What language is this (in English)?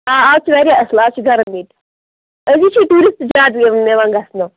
Kashmiri